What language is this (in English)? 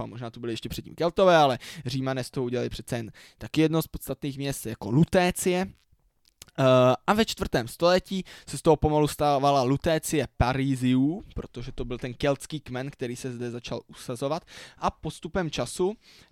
Czech